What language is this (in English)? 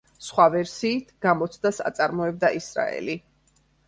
Georgian